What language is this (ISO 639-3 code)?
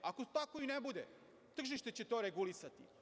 srp